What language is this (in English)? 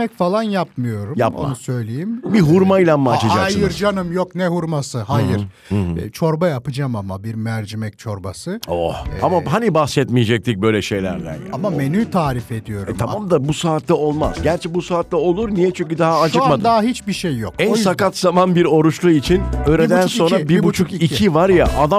Turkish